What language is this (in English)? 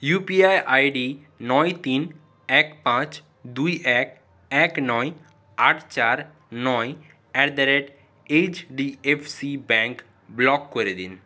Bangla